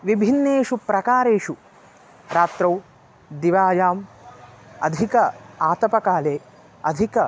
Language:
Sanskrit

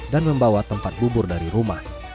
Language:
Indonesian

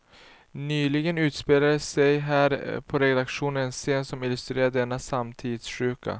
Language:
Swedish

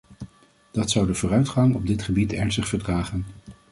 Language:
Dutch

